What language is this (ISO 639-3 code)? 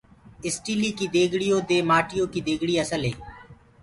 ggg